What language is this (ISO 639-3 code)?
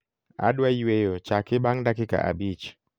luo